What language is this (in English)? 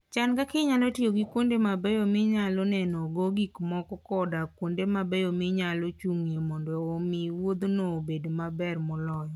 Luo (Kenya and Tanzania)